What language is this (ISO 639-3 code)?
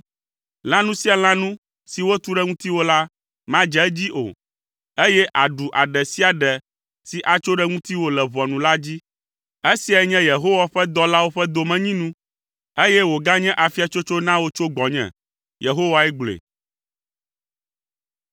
ewe